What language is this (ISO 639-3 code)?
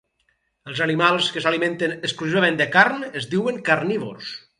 cat